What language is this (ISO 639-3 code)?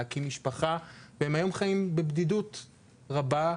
heb